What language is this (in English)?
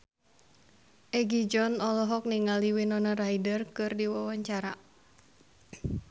Sundanese